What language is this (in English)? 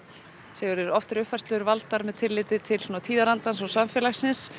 Icelandic